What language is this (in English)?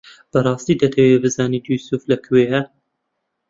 Central Kurdish